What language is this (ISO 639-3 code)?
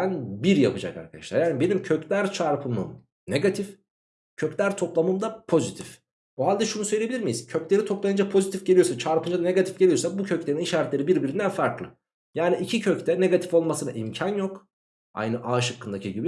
tur